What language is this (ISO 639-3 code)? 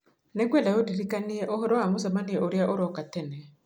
kik